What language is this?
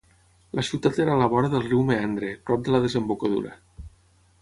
Catalan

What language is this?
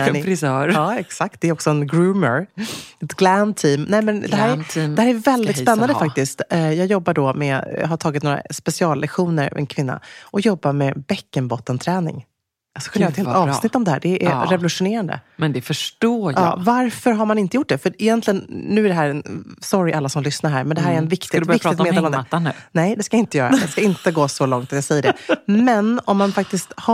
Swedish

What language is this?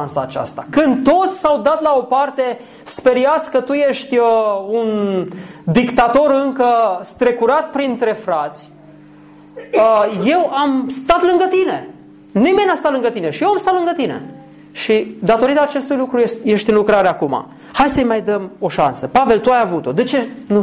Romanian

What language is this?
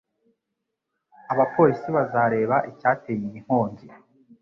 Kinyarwanda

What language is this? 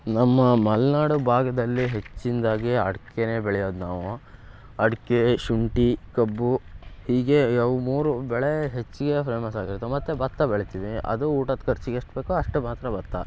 Kannada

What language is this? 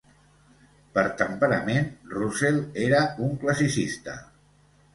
Catalan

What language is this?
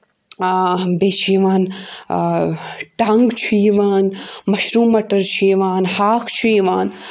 Kashmiri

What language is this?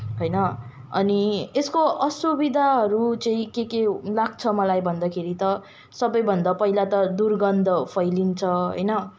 Nepali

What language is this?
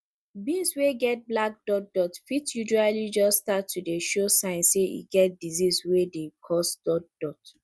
Nigerian Pidgin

